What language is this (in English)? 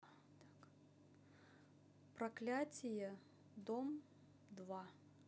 Russian